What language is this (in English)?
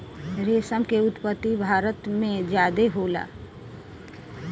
Bhojpuri